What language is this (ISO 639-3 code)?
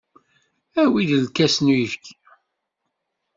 kab